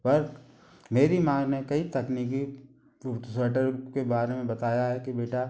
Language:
Hindi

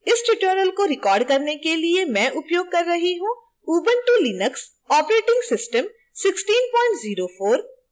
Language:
Hindi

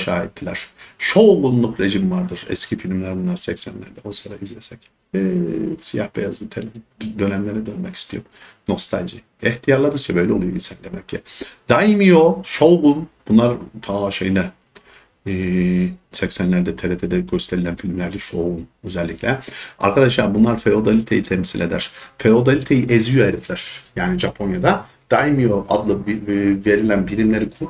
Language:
Turkish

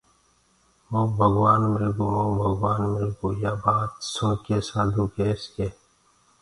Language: Gurgula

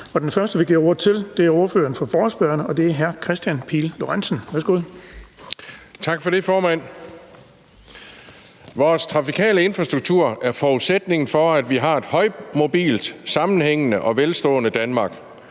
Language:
Danish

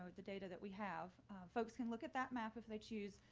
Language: English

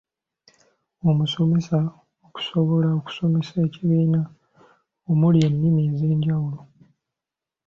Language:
Ganda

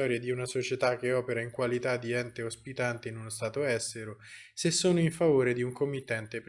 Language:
Italian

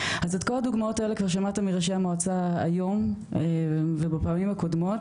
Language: Hebrew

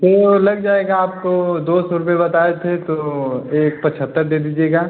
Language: Hindi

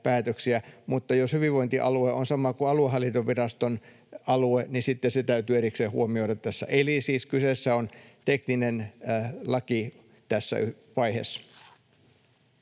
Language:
Finnish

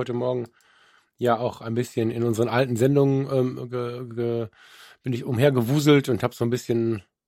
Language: German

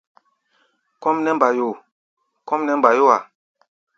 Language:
Gbaya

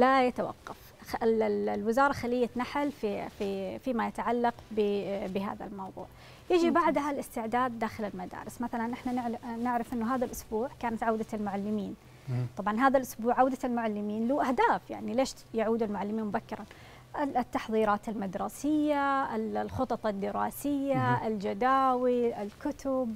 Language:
Arabic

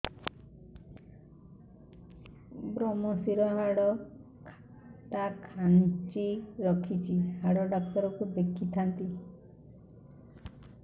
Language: Odia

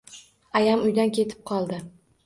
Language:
Uzbek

